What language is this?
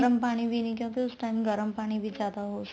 Punjabi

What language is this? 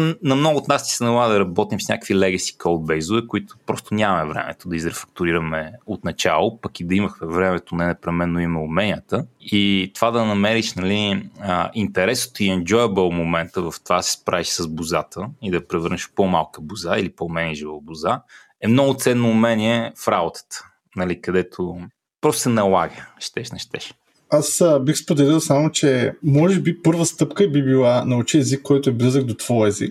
Bulgarian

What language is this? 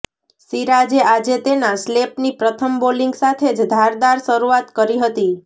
Gujarati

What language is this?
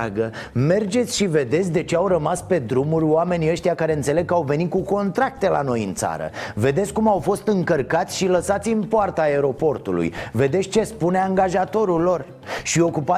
Romanian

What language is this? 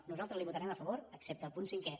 Catalan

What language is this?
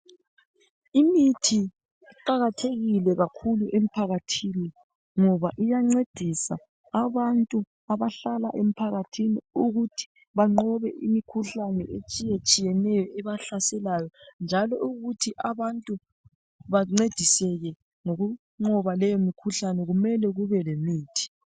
North Ndebele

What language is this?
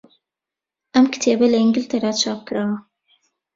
Central Kurdish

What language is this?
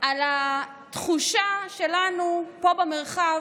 Hebrew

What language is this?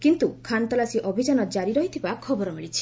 Odia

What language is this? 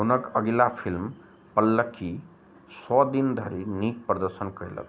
Maithili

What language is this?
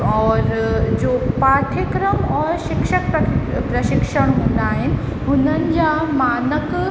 Sindhi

